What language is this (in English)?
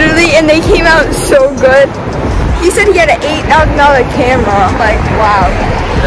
English